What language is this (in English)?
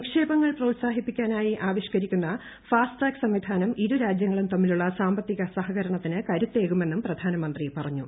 Malayalam